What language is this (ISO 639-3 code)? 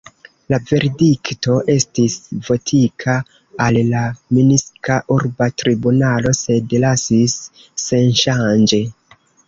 epo